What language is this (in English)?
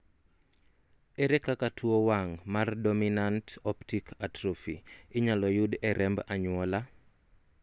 Luo (Kenya and Tanzania)